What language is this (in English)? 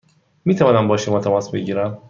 Persian